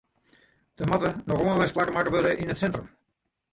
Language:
Western Frisian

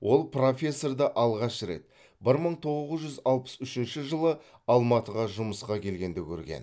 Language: Kazakh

